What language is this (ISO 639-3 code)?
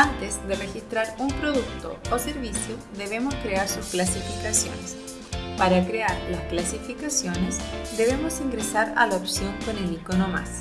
spa